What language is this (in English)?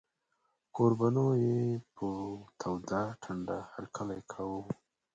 Pashto